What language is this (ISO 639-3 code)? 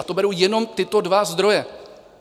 ces